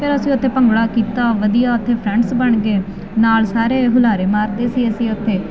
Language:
Punjabi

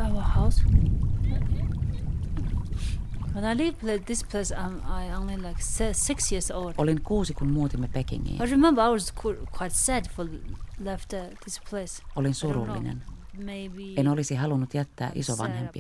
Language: Finnish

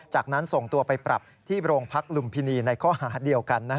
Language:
Thai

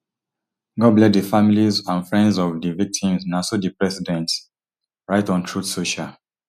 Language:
Nigerian Pidgin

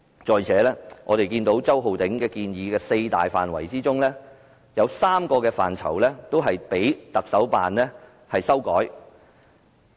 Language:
Cantonese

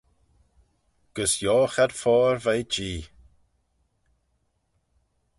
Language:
Manx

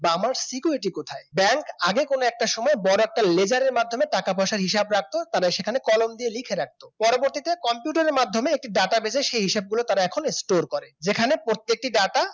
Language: Bangla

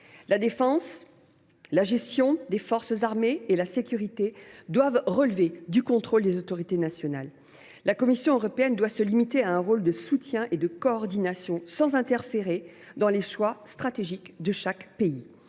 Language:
French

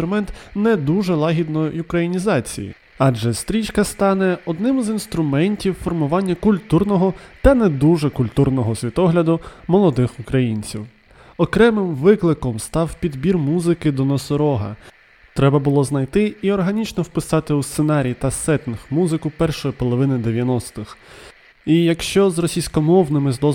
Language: Ukrainian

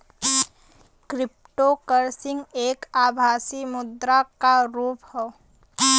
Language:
Bhojpuri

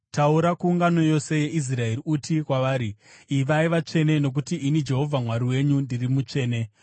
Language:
Shona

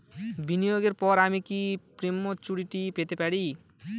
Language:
Bangla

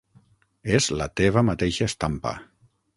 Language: Catalan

